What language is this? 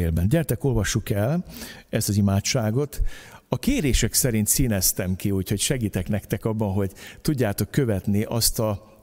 Hungarian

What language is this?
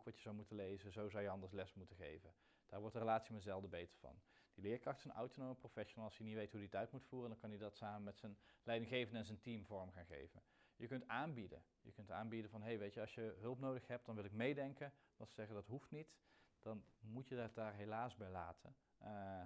Dutch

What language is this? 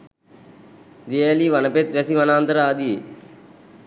Sinhala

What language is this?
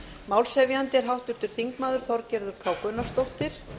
Icelandic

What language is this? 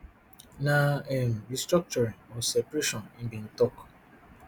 Nigerian Pidgin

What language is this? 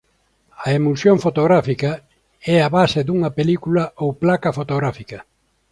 Galician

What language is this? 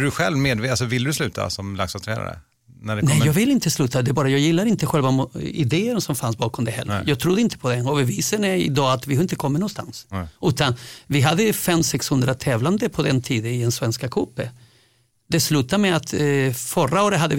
Swedish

